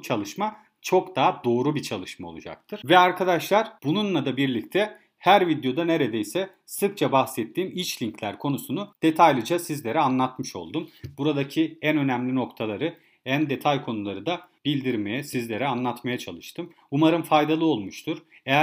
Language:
Turkish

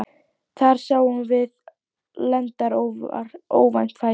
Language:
Icelandic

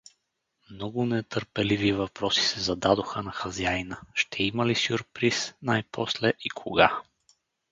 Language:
Bulgarian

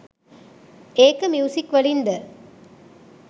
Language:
Sinhala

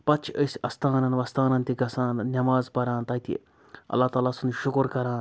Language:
Kashmiri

